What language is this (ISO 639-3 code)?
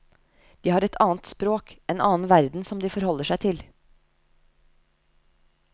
nor